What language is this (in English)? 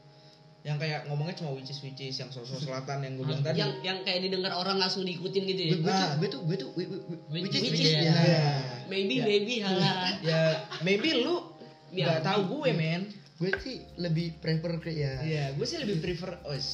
Indonesian